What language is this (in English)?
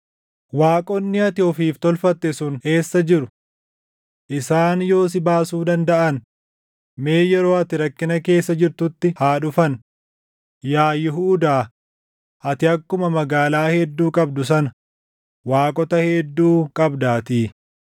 Oromo